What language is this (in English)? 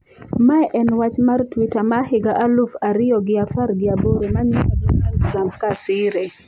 Luo (Kenya and Tanzania)